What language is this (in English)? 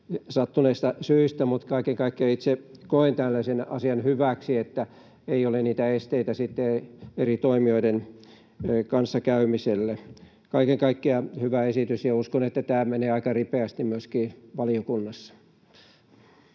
Finnish